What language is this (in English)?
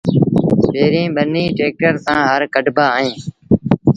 Sindhi Bhil